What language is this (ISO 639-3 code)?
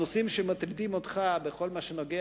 heb